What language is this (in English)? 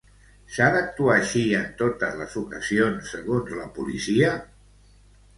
Catalan